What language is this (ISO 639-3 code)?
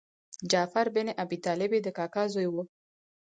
pus